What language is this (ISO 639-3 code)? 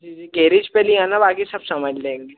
hin